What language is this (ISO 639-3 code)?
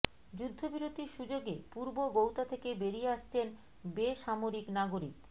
ben